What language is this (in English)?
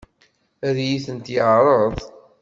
Kabyle